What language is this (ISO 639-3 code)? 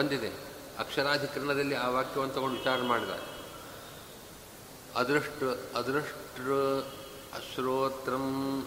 kan